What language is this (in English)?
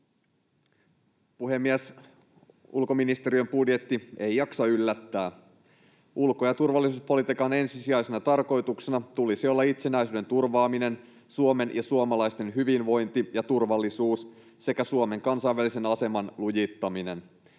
Finnish